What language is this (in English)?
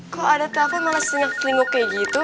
Indonesian